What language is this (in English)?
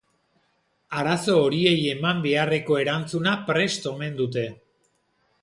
Basque